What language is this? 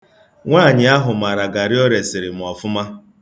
Igbo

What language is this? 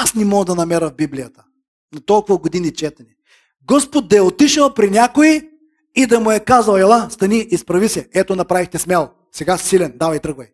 Bulgarian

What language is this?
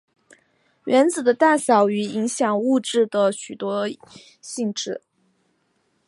Chinese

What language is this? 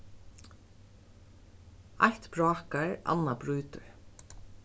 Faroese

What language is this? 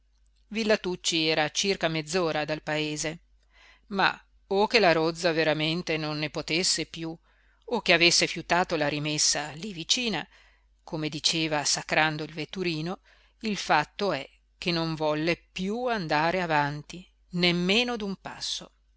Italian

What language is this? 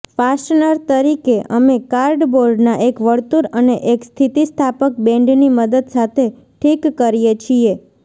Gujarati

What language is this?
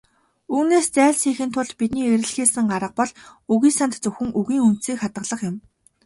Mongolian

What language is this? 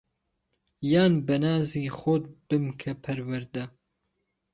Central Kurdish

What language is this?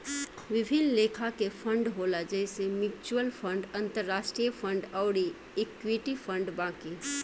Bhojpuri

